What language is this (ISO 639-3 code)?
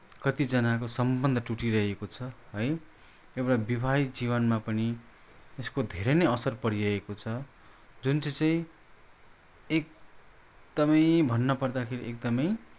nep